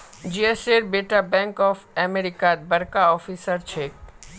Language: Magahi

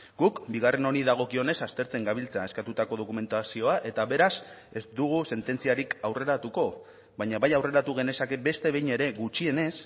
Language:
Basque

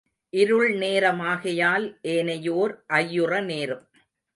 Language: Tamil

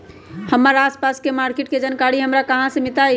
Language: Magahi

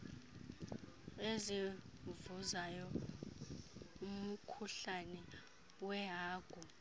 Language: Xhosa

